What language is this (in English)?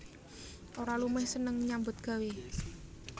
Javanese